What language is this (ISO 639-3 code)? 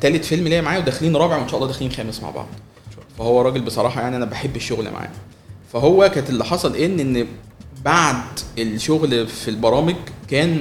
ara